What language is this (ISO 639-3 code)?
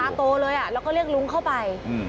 tha